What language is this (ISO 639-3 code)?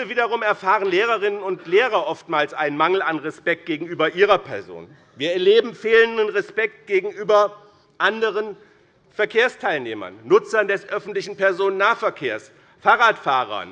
deu